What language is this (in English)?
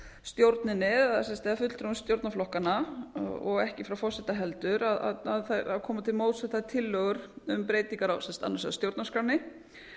Icelandic